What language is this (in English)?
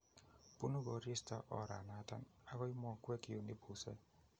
Kalenjin